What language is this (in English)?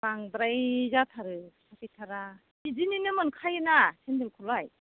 Bodo